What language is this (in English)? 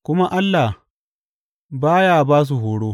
Hausa